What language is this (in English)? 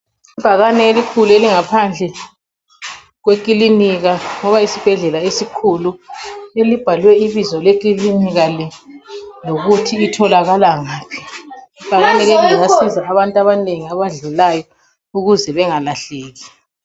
North Ndebele